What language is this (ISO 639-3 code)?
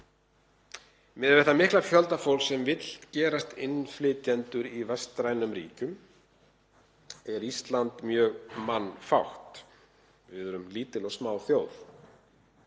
isl